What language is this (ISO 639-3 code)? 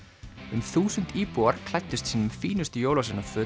isl